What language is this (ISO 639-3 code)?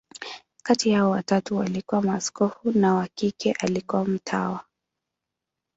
swa